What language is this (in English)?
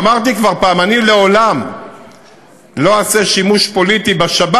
Hebrew